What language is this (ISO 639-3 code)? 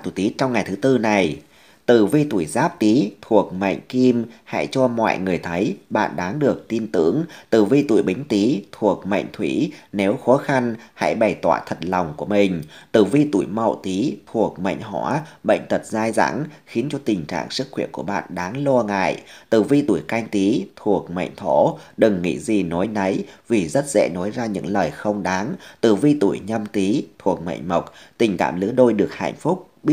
vie